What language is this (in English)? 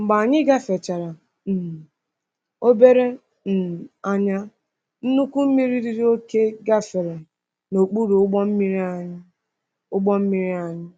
Igbo